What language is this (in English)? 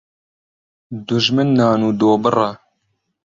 Central Kurdish